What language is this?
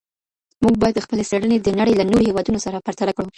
Pashto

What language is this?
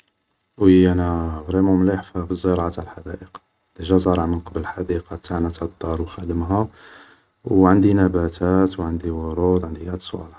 Algerian Arabic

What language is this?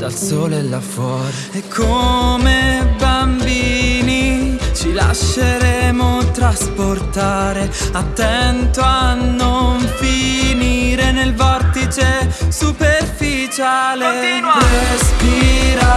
Italian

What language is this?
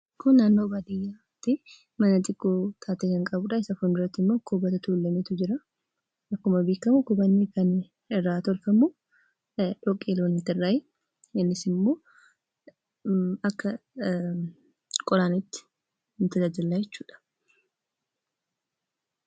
Oromo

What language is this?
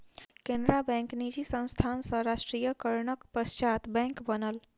Maithili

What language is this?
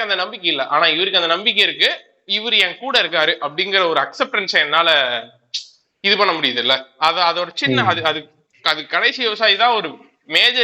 Tamil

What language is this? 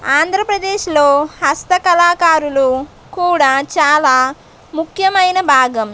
Telugu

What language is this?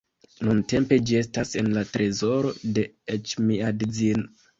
Esperanto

